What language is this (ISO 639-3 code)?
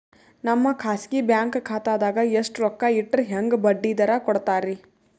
kan